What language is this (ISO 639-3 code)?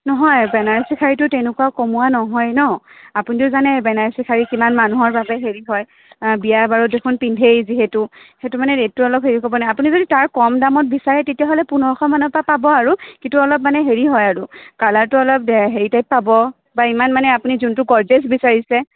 asm